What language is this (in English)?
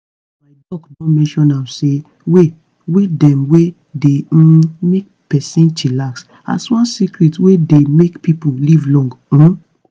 Nigerian Pidgin